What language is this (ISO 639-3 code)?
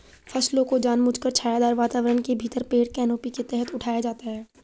hin